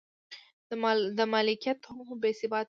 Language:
Pashto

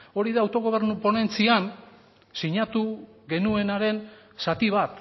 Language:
Basque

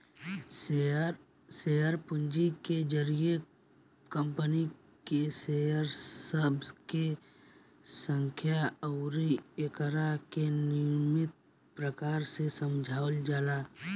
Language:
Bhojpuri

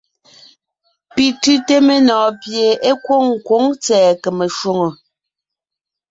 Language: Ngiemboon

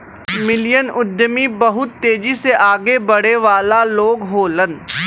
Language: Bhojpuri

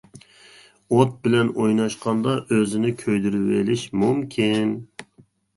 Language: Uyghur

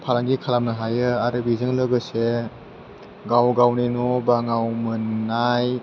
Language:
Bodo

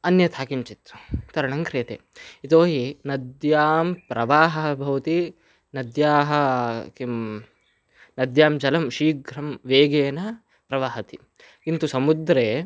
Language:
Sanskrit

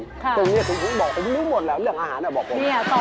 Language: Thai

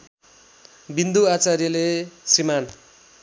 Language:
Nepali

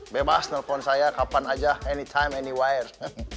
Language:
Indonesian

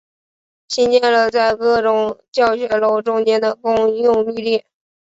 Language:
Chinese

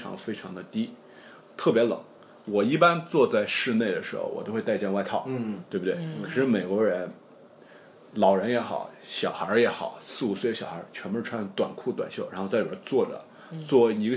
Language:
Chinese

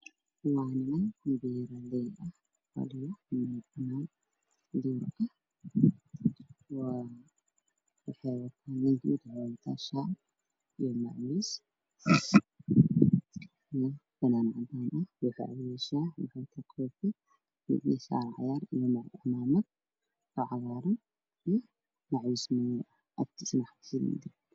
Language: Somali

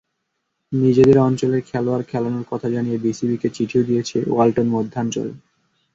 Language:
Bangla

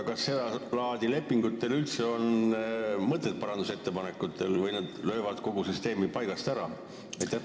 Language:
Estonian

